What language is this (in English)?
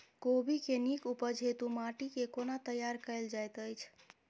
Maithili